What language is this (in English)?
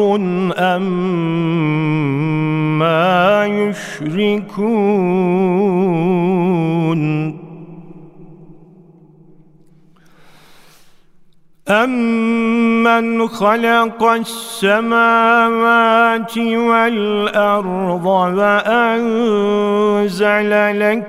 Turkish